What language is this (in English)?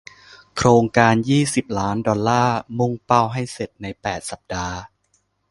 Thai